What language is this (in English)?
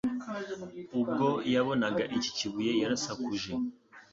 Kinyarwanda